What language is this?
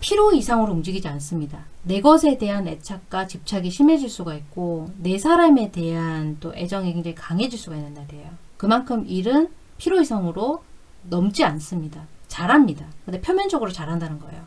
Korean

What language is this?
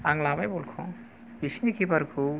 Bodo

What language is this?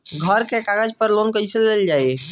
Bhojpuri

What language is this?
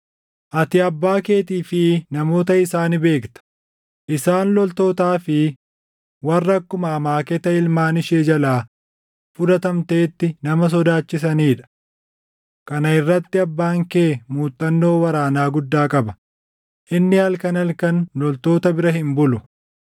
Oromo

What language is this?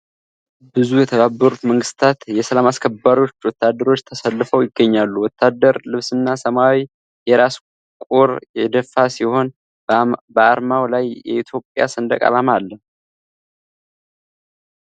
Amharic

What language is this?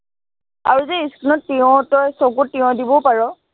Assamese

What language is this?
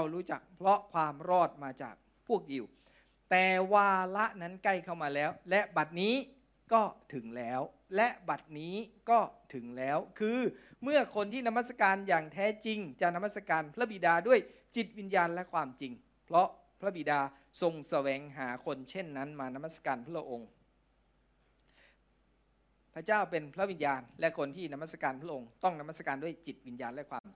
Thai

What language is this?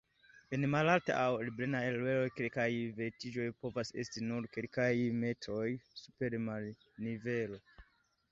Esperanto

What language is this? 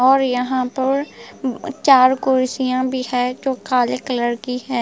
Hindi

